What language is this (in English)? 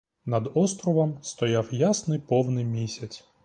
Ukrainian